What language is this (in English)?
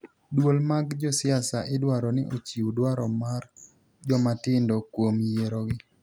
Luo (Kenya and Tanzania)